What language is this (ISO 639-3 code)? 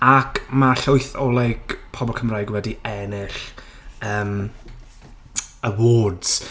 cym